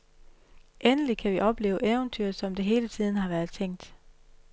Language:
Danish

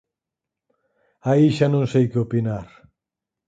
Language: Galician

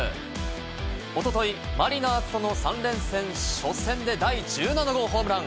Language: Japanese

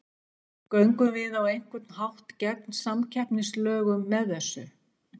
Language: Icelandic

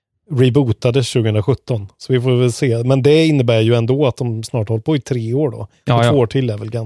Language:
Swedish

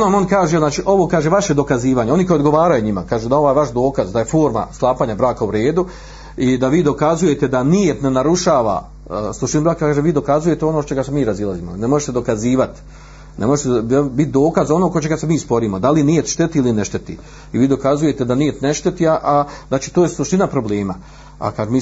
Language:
Croatian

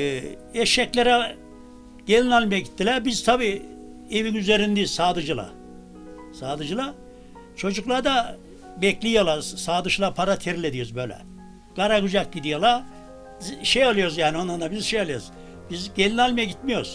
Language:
Turkish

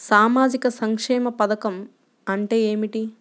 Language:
Telugu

